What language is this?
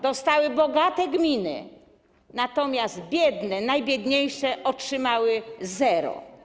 Polish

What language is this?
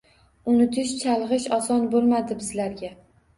Uzbek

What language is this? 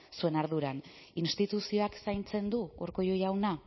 Basque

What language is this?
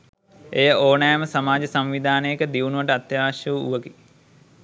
Sinhala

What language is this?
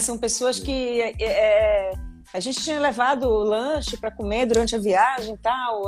Portuguese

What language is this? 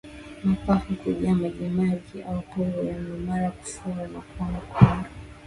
Swahili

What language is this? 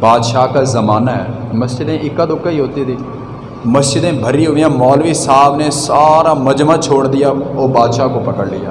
Urdu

